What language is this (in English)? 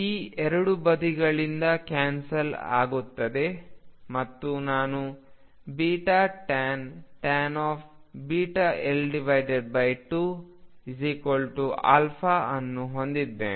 Kannada